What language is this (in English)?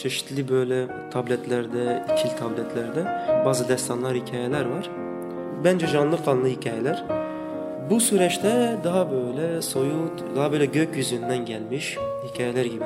Turkish